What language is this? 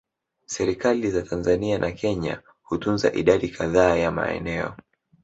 Swahili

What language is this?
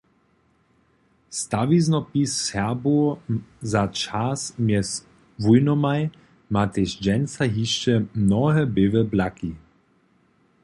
Upper Sorbian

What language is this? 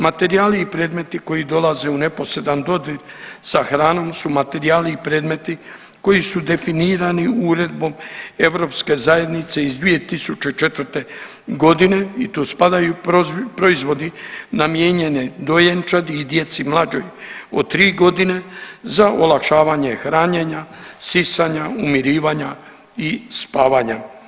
Croatian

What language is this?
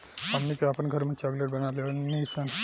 Bhojpuri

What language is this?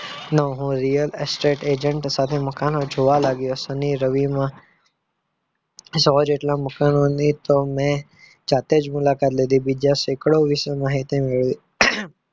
Gujarati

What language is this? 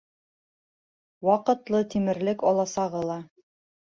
Bashkir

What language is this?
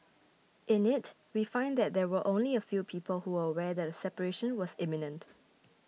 English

